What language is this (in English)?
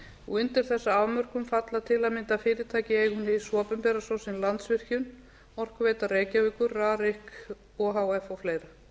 Icelandic